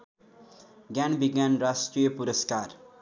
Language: Nepali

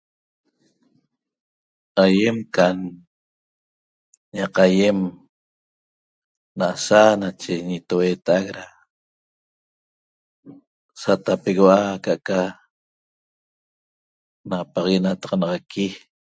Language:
Toba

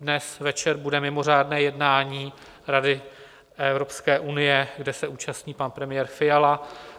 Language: Czech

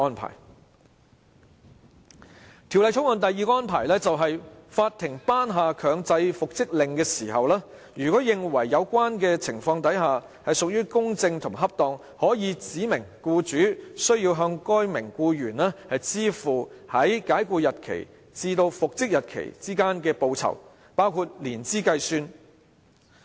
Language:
Cantonese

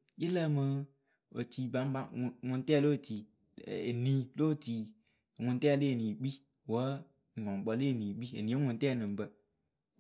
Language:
Akebu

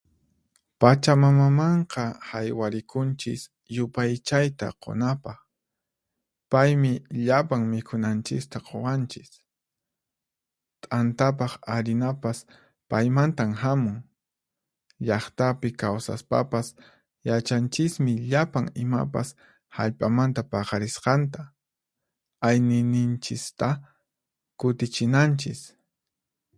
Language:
Puno Quechua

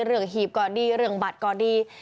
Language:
Thai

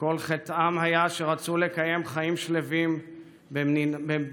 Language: Hebrew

